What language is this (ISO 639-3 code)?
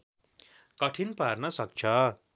nep